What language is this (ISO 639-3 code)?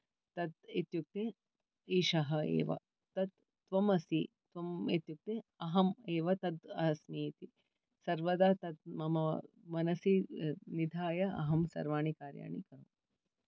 san